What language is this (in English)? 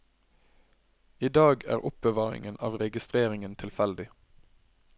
Norwegian